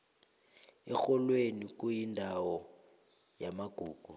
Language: South Ndebele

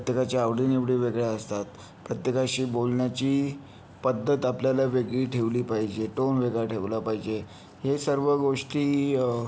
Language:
Marathi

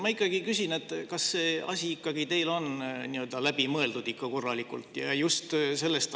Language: Estonian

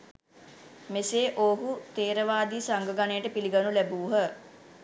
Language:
Sinhala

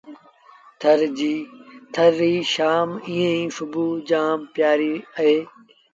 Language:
Sindhi Bhil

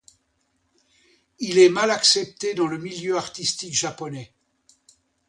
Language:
French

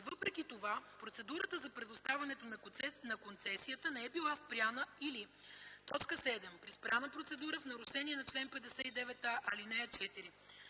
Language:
Bulgarian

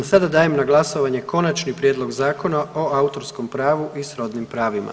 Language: Croatian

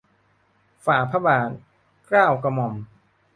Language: Thai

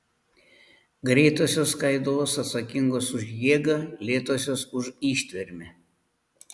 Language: Lithuanian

